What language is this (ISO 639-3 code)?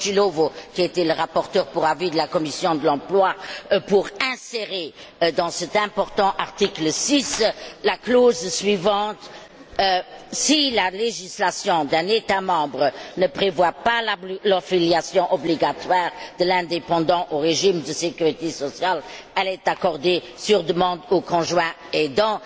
fra